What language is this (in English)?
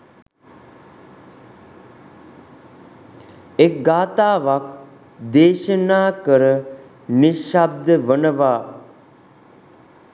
Sinhala